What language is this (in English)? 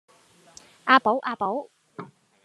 Cantonese